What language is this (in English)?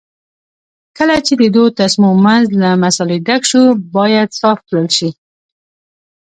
Pashto